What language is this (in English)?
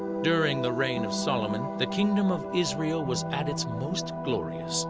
English